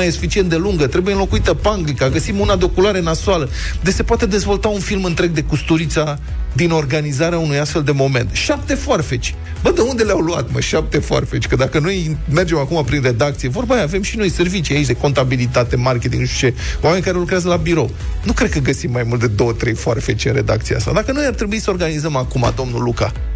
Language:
Romanian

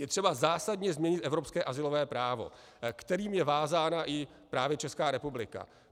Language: Czech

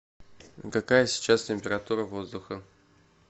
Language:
Russian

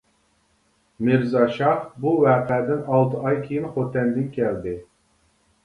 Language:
Uyghur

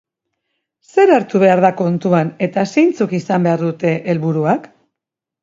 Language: Basque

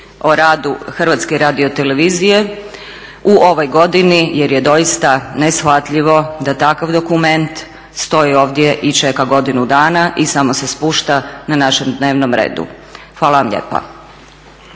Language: Croatian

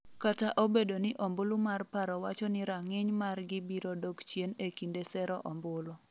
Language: Luo (Kenya and Tanzania)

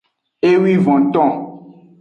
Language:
Aja (Benin)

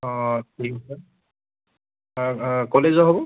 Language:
Assamese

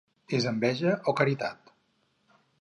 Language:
Catalan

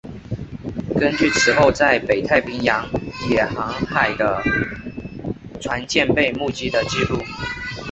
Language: Chinese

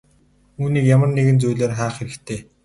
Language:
Mongolian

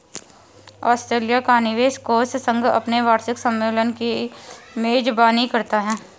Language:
Hindi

